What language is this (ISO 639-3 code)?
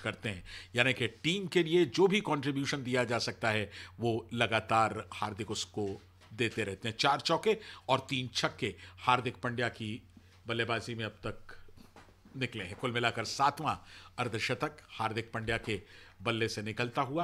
hin